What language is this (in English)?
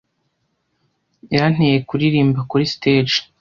Kinyarwanda